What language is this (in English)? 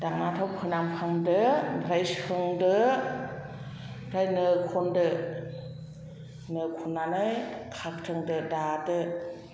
Bodo